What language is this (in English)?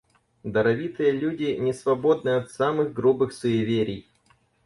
Russian